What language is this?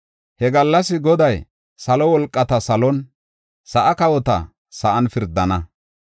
Gofa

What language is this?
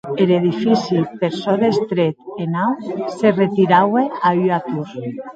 Occitan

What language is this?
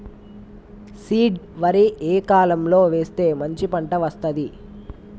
Telugu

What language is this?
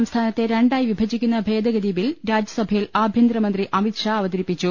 Malayalam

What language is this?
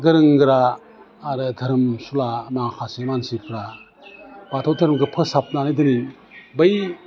Bodo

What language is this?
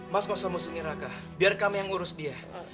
Indonesian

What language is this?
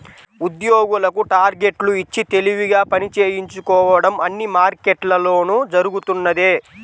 Telugu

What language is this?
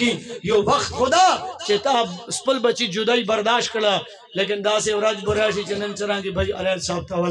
Arabic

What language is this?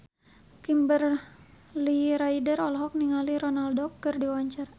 Sundanese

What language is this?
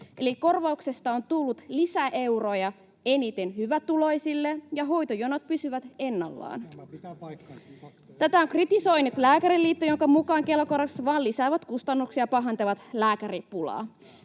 Finnish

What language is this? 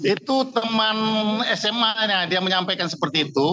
Indonesian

